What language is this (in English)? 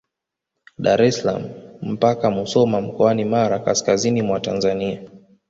Swahili